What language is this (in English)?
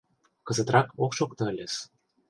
Mari